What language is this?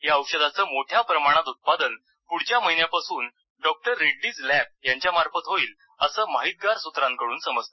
Marathi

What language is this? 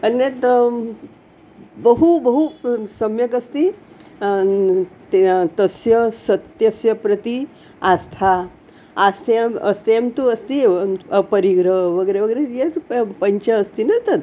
Sanskrit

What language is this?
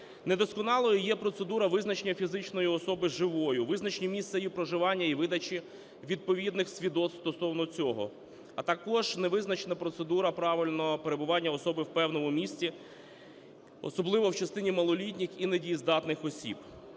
Ukrainian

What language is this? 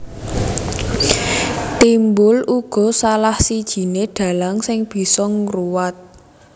Javanese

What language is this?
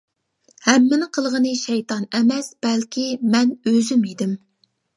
Uyghur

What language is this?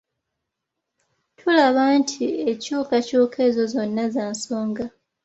Ganda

